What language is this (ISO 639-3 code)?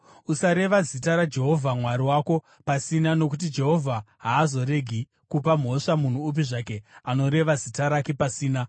sna